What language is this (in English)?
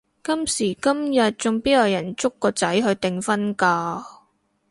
Cantonese